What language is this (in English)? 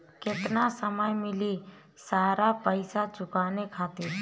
Bhojpuri